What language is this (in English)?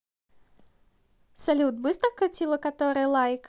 Russian